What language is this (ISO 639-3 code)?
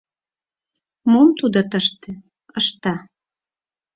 chm